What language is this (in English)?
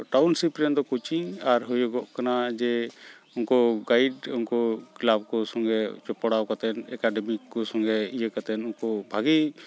Santali